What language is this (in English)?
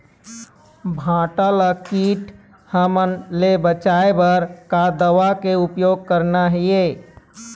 Chhattisgarhi